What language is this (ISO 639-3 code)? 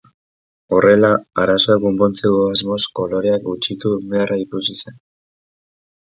eus